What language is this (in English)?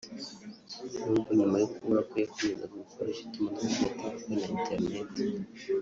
Kinyarwanda